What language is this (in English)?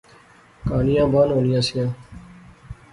Pahari-Potwari